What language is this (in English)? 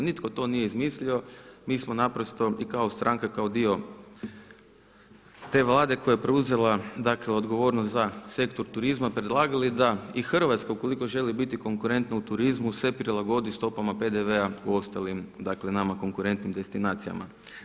Croatian